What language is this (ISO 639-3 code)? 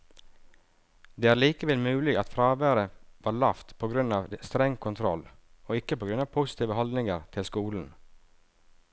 nor